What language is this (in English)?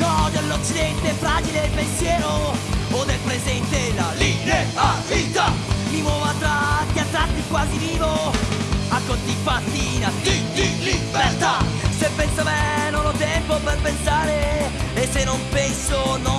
Italian